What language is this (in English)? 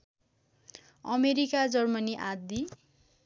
Nepali